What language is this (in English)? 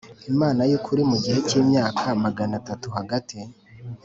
Kinyarwanda